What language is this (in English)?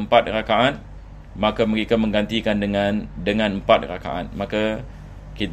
Malay